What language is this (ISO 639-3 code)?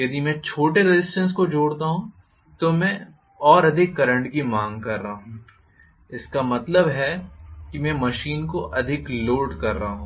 hin